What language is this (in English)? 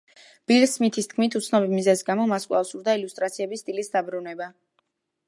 Georgian